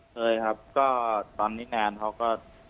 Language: Thai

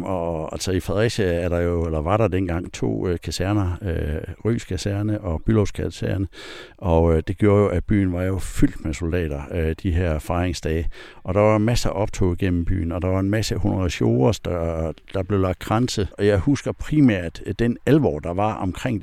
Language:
Danish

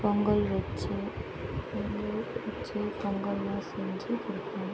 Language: Tamil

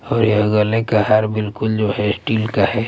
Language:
Hindi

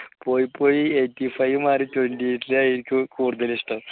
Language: Malayalam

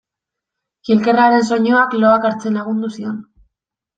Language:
Basque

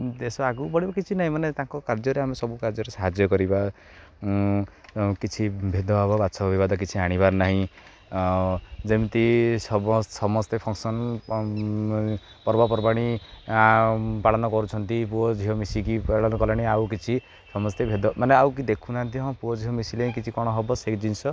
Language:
Odia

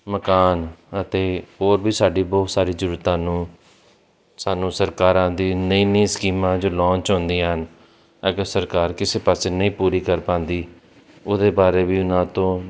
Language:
Punjabi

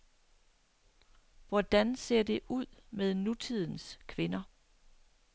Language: Danish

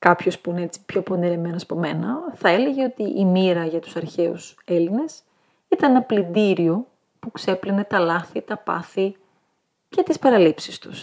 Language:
Greek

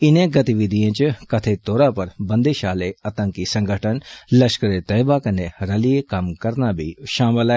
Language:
Dogri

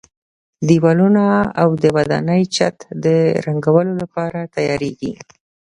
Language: Pashto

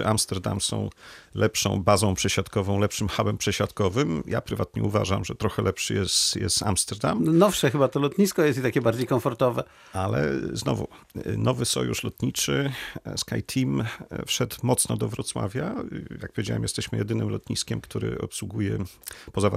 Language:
Polish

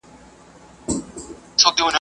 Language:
Pashto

